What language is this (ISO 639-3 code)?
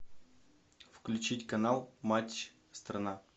rus